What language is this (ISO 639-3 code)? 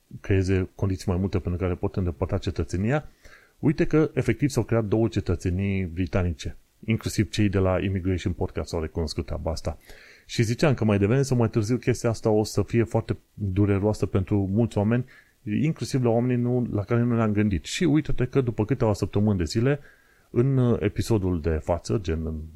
ron